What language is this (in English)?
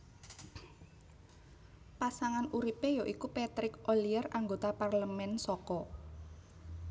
Javanese